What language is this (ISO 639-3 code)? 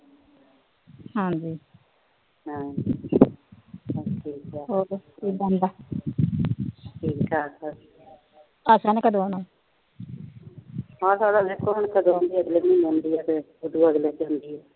pan